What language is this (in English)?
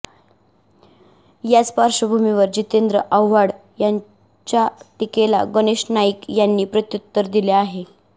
Marathi